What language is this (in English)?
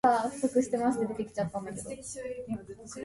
English